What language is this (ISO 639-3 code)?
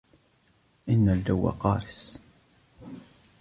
ara